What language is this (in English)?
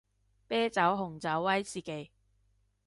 Cantonese